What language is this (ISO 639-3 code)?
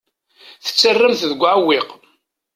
kab